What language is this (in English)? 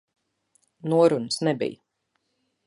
Latvian